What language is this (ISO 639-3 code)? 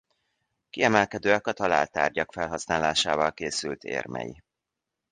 hun